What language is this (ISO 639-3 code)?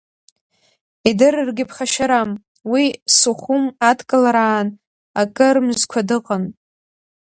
abk